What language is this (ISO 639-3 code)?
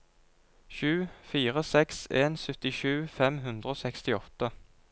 nor